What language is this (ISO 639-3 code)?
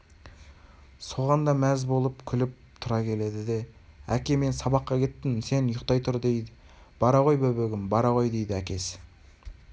kaz